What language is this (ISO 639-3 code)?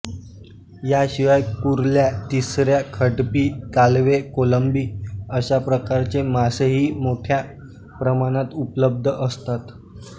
mar